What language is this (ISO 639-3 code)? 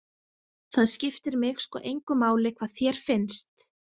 isl